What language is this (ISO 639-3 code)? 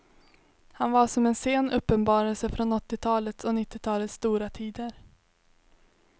swe